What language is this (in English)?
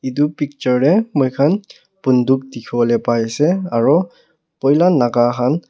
Naga Pidgin